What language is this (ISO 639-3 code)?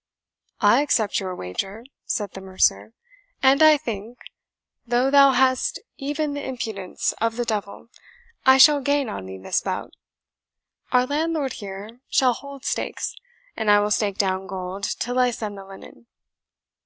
eng